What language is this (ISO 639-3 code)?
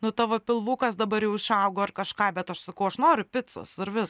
lit